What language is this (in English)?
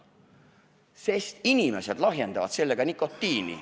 Estonian